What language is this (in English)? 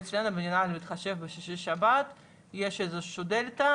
Hebrew